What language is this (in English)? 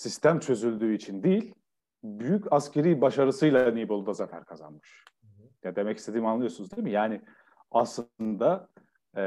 Turkish